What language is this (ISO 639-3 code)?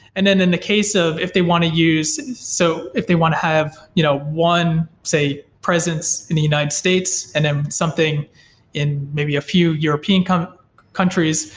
eng